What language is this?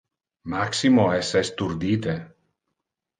Interlingua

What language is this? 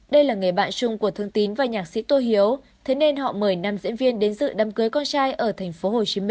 Vietnamese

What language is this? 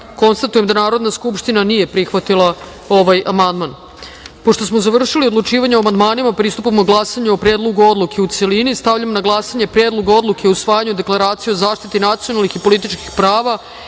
Serbian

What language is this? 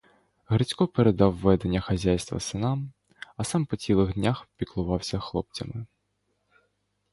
Ukrainian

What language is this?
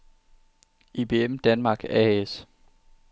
Danish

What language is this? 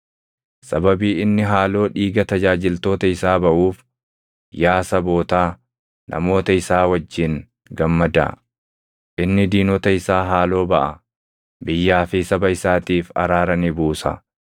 Oromo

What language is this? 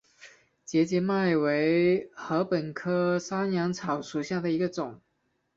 Chinese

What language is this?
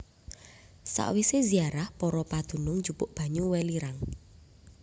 Javanese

